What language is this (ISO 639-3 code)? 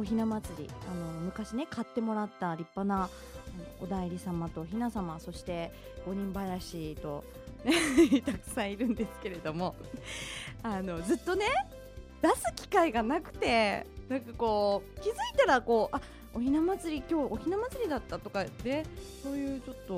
jpn